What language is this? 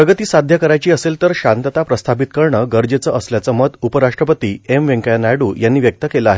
Marathi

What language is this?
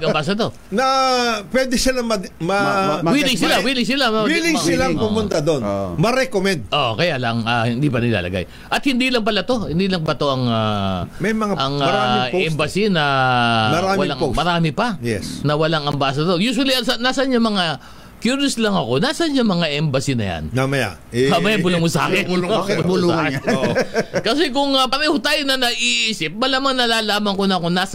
Filipino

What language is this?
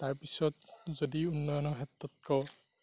Assamese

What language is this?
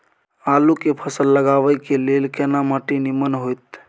Maithili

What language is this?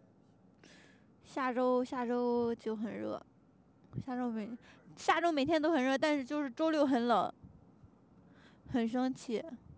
Chinese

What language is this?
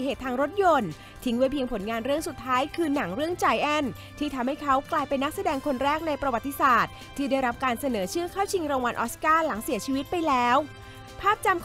Thai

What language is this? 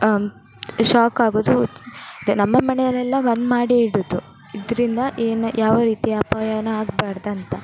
Kannada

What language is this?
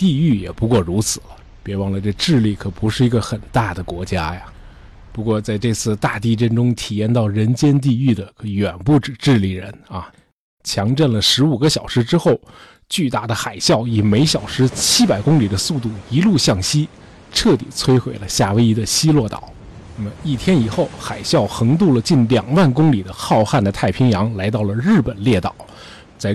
Chinese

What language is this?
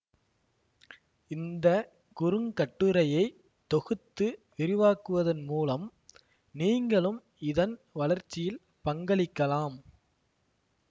Tamil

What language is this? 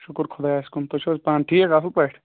Kashmiri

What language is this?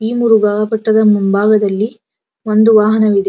Kannada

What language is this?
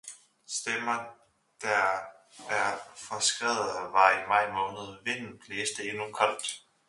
Danish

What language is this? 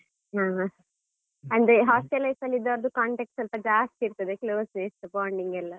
Kannada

